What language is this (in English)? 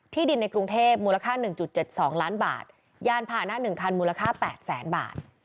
Thai